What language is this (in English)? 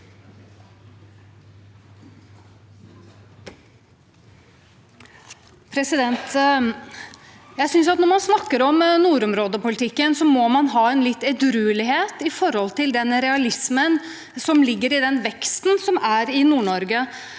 Norwegian